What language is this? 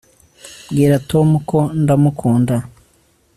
Kinyarwanda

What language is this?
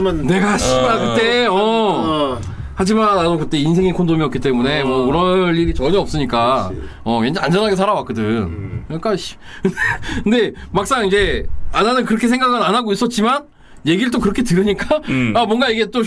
Korean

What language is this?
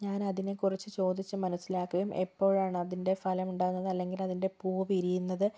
Malayalam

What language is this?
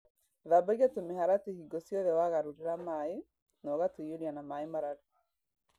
Kikuyu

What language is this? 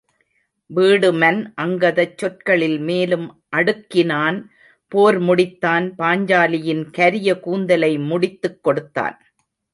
Tamil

